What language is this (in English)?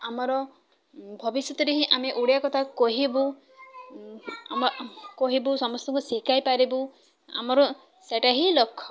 Odia